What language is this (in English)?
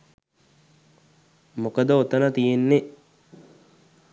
Sinhala